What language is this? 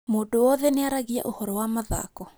Kikuyu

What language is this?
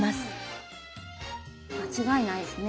Japanese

